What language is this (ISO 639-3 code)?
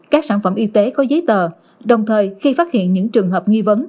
vie